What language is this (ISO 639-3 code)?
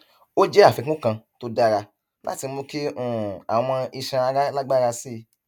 yor